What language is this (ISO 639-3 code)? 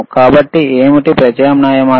tel